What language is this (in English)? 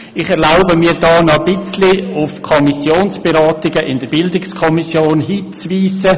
Swiss German